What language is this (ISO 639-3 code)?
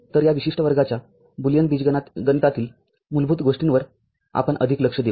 mar